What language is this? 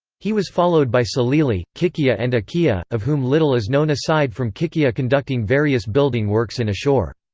English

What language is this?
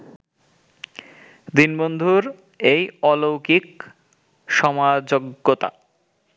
Bangla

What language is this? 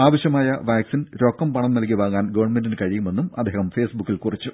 Malayalam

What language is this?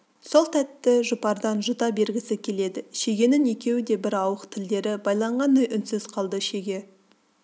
Kazakh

